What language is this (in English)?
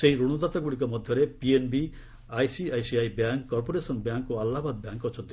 Odia